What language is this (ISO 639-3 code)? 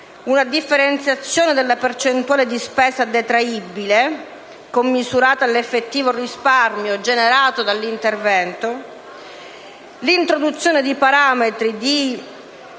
ita